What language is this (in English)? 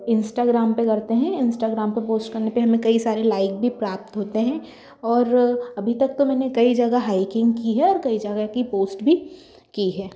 Hindi